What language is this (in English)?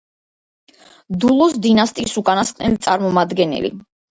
Georgian